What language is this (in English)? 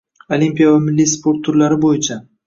Uzbek